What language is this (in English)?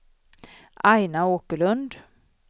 Swedish